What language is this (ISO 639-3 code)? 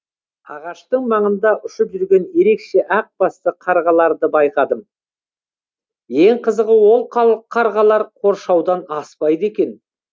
kaz